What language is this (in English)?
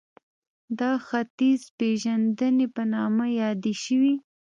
Pashto